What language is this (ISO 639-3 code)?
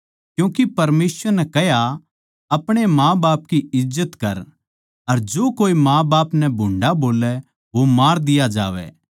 bgc